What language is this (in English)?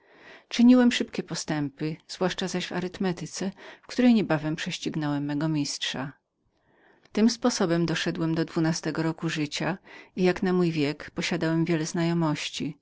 Polish